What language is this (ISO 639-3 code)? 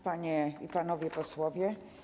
pol